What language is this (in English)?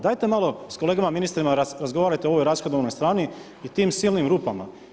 Croatian